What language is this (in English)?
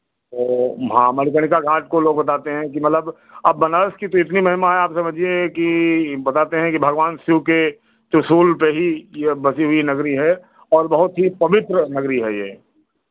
Hindi